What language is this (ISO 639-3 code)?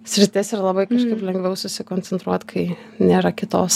lit